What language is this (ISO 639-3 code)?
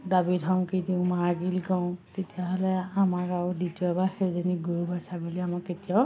asm